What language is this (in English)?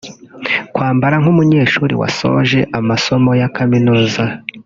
Kinyarwanda